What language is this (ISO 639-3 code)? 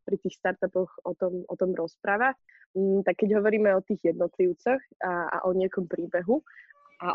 slk